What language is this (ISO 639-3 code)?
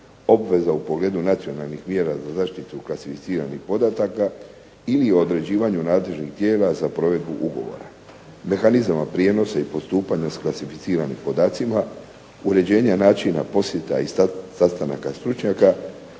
hrv